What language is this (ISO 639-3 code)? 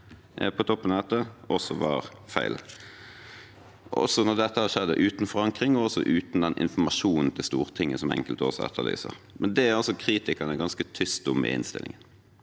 nor